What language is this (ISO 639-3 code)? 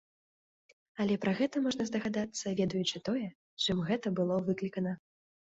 bel